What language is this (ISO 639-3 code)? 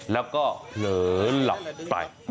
tha